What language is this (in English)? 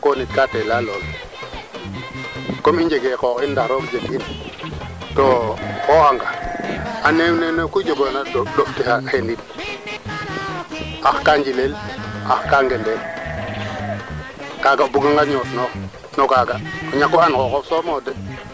Serer